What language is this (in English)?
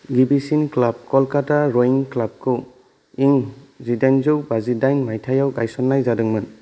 Bodo